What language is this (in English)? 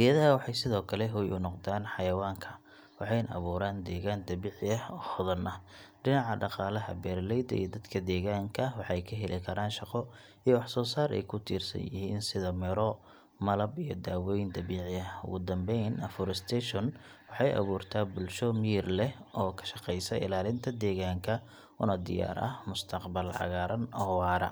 Somali